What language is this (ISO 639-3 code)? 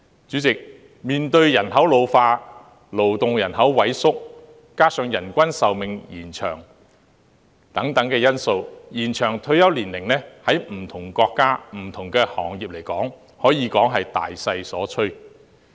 yue